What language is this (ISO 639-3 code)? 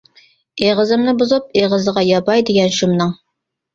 uig